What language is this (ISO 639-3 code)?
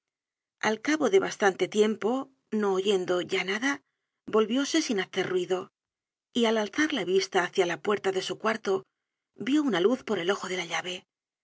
spa